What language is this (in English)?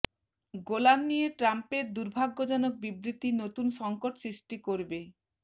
Bangla